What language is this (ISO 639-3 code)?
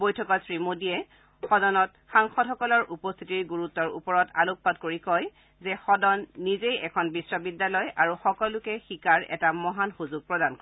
asm